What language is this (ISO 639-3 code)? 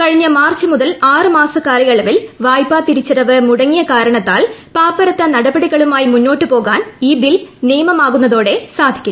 mal